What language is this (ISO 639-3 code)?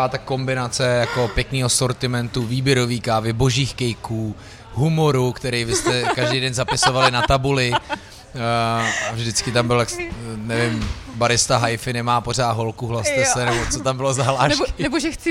ces